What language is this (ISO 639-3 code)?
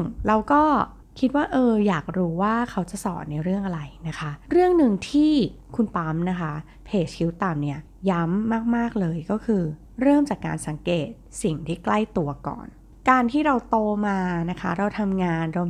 tha